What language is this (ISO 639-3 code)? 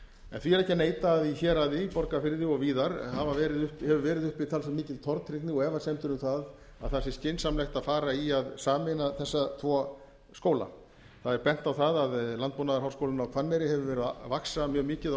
isl